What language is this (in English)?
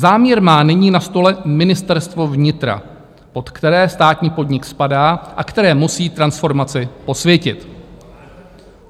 Czech